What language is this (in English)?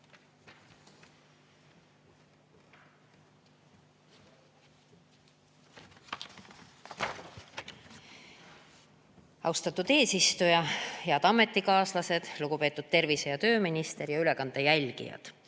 Estonian